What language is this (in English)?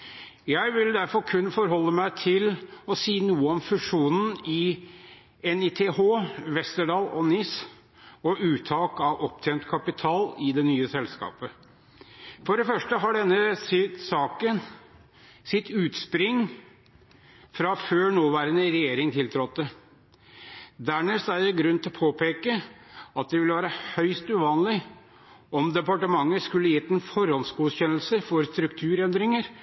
Norwegian Bokmål